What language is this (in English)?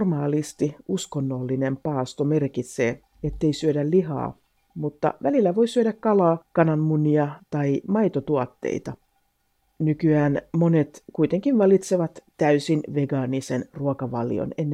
Finnish